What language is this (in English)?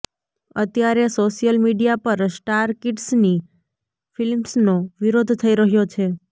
Gujarati